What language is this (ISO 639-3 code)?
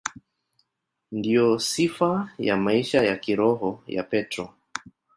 swa